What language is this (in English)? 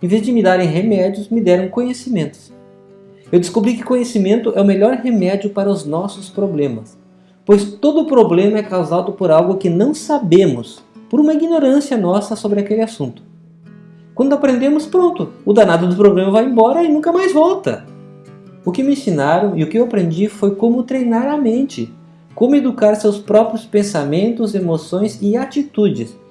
Portuguese